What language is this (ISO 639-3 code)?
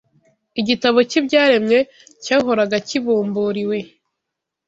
kin